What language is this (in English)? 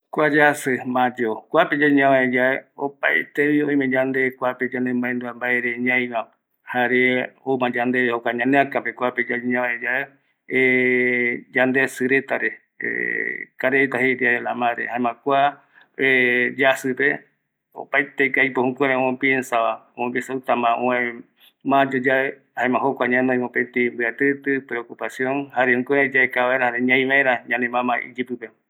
Eastern Bolivian Guaraní